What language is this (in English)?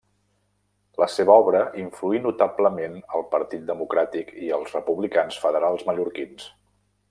Catalan